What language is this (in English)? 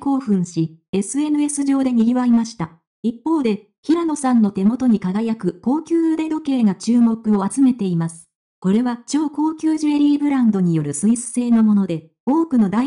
Japanese